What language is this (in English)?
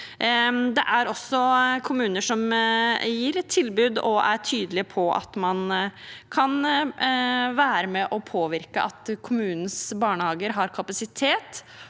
Norwegian